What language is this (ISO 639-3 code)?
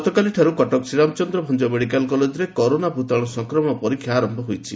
ori